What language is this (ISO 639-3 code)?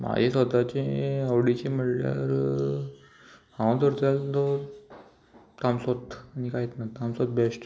kok